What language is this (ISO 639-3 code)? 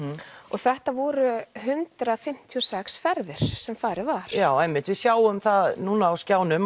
isl